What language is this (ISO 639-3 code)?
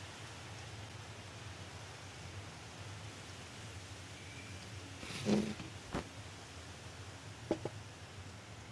jpn